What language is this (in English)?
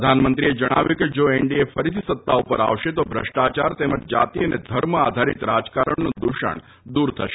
Gujarati